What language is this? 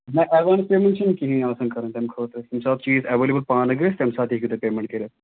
Kashmiri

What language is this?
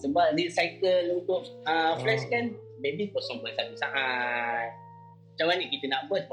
Malay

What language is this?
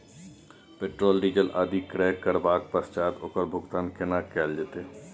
Maithili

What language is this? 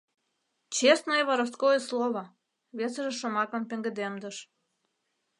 Mari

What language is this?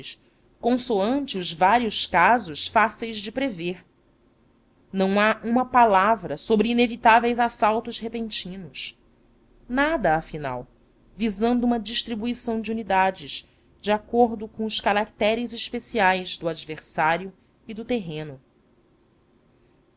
Portuguese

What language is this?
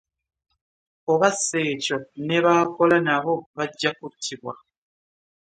Ganda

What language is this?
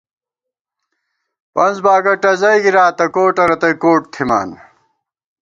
Gawar-Bati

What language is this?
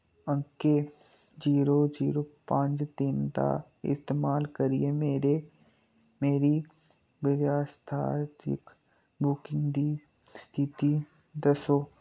Dogri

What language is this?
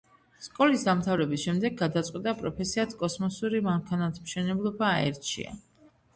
Georgian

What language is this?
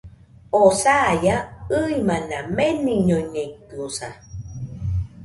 Nüpode Huitoto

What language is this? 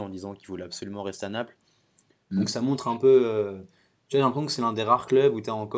French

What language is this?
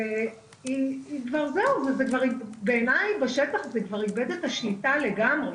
Hebrew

